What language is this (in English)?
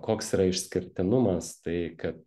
Lithuanian